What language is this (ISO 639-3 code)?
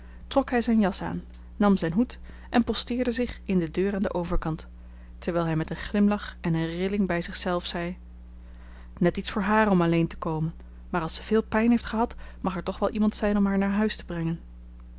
nld